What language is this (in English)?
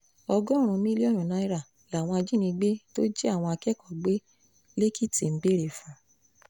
Yoruba